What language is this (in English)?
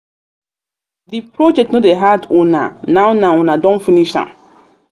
Nigerian Pidgin